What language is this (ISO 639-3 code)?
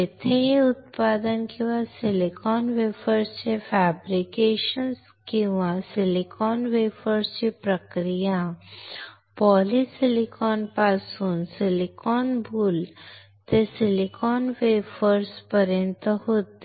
mar